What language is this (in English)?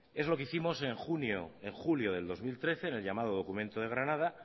Spanish